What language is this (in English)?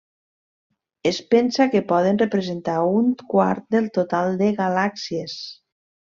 Catalan